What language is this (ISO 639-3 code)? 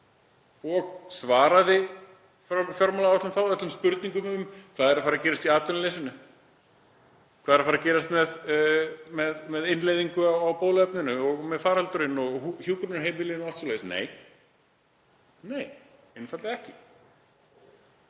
isl